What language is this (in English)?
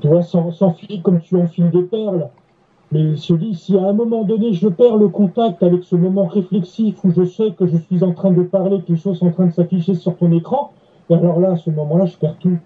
French